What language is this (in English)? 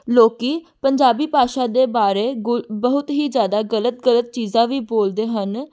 Punjabi